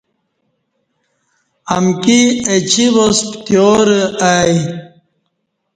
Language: Kati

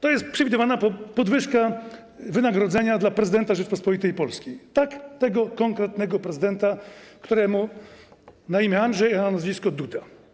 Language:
Polish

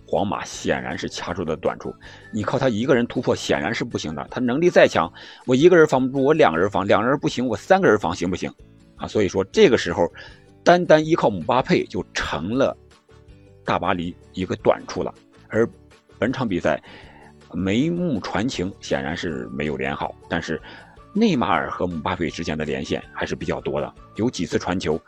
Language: Chinese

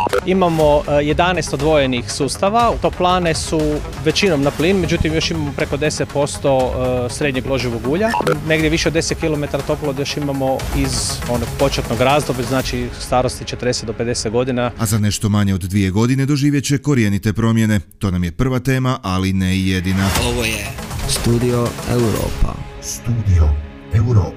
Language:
Croatian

